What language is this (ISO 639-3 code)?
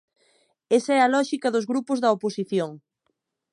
glg